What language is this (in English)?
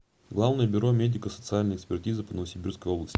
Russian